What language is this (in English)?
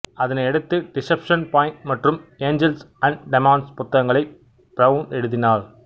Tamil